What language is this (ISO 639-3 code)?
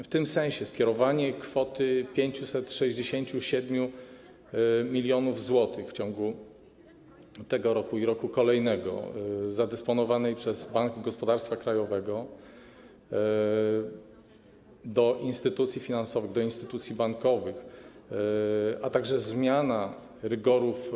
pol